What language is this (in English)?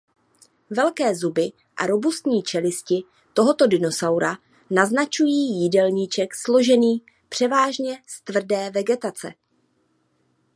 Czech